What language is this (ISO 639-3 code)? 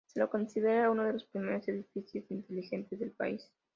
spa